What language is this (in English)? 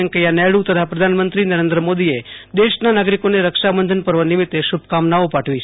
Gujarati